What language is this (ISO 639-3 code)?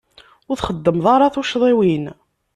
kab